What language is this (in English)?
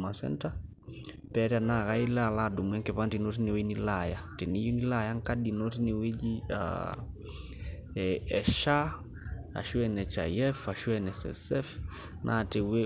Masai